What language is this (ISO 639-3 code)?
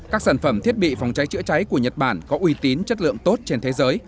vie